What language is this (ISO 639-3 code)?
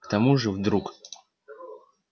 rus